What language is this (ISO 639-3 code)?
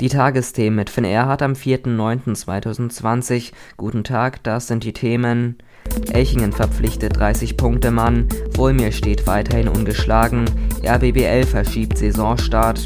deu